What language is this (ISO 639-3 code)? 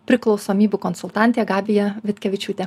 lit